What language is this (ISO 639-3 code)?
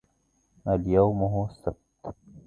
ara